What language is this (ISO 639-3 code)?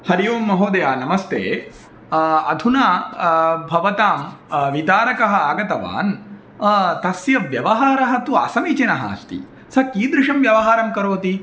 san